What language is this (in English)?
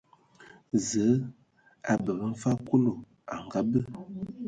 Ewondo